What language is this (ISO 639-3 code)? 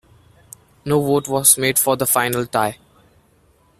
eng